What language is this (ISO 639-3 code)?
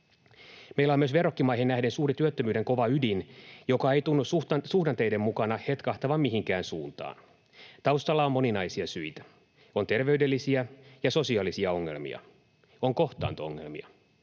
fin